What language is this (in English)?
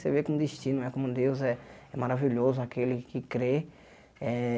Portuguese